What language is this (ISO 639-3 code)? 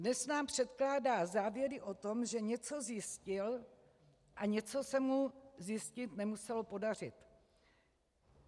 ces